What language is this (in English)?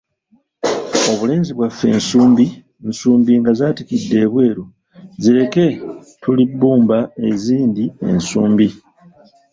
Ganda